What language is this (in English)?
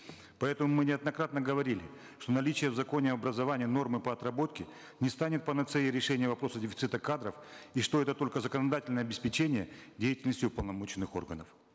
Kazakh